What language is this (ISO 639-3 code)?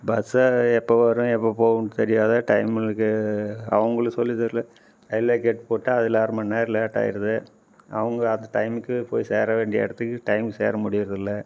tam